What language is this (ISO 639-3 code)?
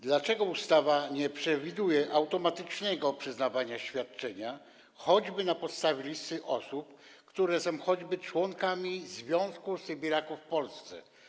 pol